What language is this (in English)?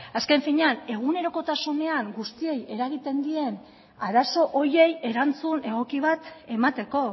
Basque